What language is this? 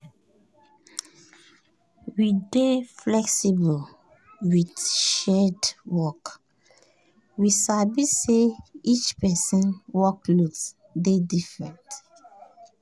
Nigerian Pidgin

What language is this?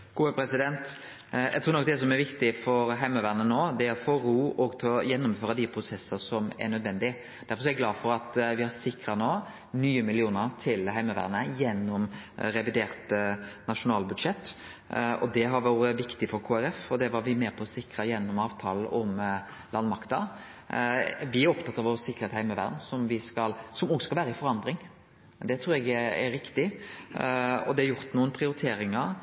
Norwegian Nynorsk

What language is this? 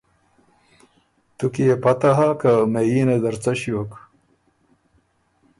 Ormuri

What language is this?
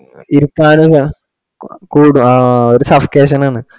Malayalam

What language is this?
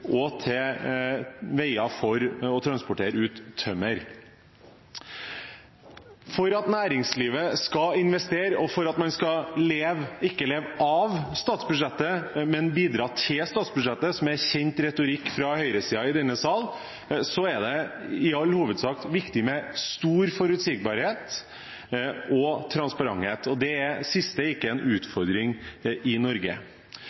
Norwegian Bokmål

